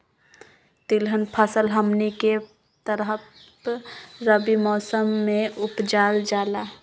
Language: Magahi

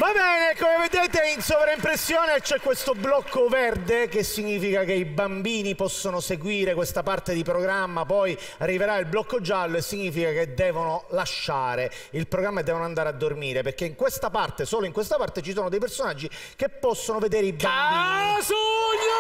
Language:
Italian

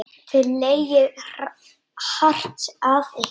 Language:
Icelandic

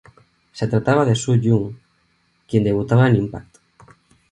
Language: Spanish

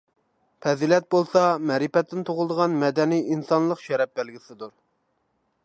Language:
Uyghur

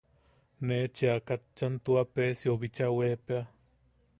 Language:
Yaqui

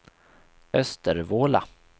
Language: Swedish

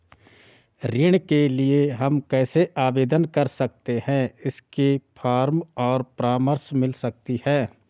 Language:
Hindi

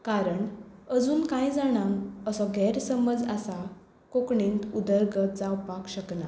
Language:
Konkani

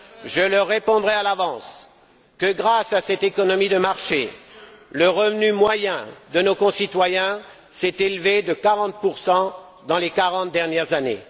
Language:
French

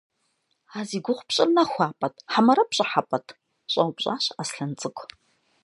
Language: Kabardian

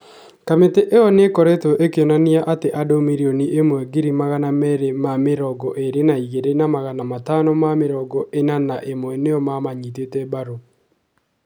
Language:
Kikuyu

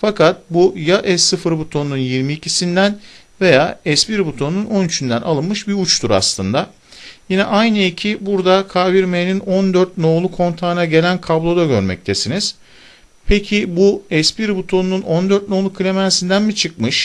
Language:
Turkish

